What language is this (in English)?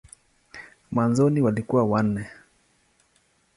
Swahili